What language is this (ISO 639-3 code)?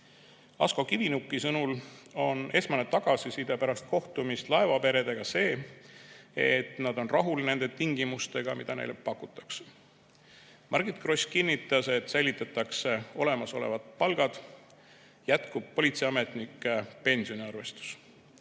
est